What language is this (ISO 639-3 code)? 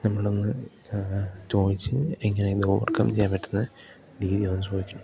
mal